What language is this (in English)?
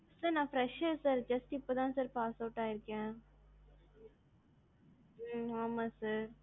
Tamil